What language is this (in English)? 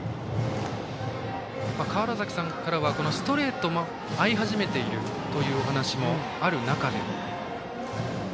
Japanese